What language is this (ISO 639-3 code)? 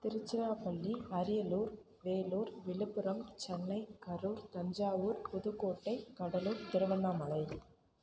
tam